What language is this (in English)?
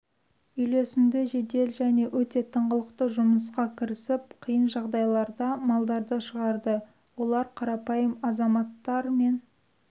Kazakh